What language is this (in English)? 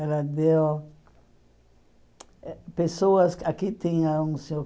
Portuguese